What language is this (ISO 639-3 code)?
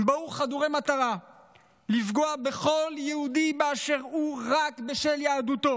heb